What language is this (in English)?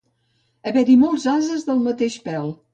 Catalan